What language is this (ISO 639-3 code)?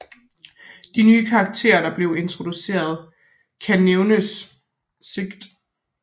dan